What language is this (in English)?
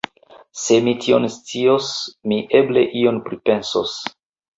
Esperanto